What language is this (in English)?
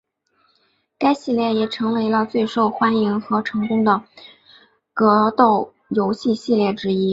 Chinese